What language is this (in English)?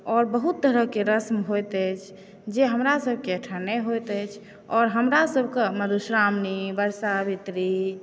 Maithili